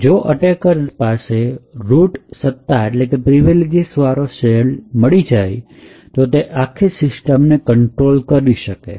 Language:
Gujarati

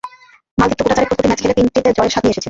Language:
Bangla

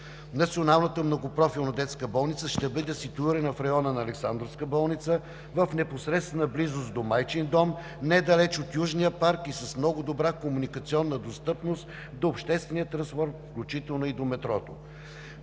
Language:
Bulgarian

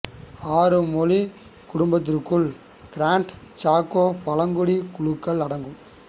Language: Tamil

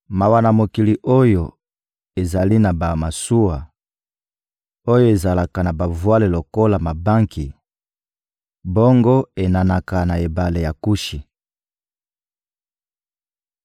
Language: Lingala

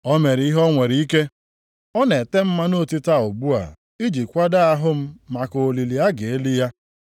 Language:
Igbo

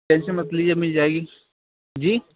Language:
Urdu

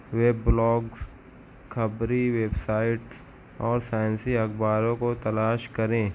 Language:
Urdu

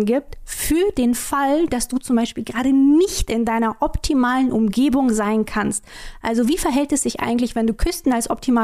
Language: German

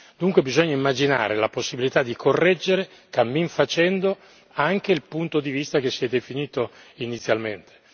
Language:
Italian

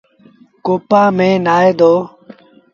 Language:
Sindhi Bhil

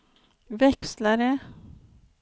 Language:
Swedish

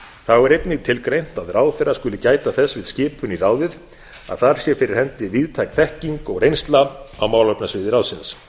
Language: Icelandic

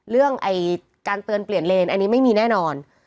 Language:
Thai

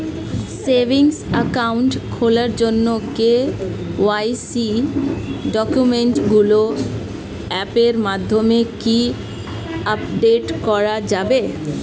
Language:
Bangla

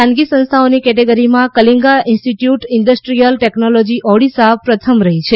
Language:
Gujarati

